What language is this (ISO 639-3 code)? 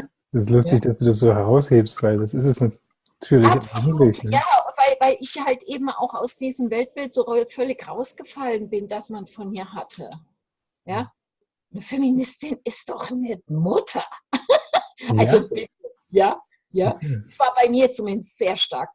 deu